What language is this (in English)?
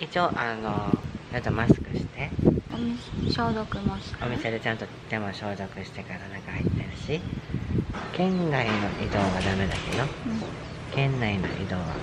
Japanese